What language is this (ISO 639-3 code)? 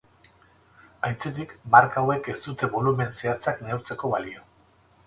eus